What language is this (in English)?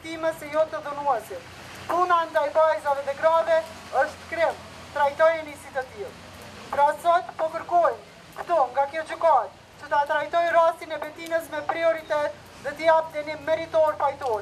Romanian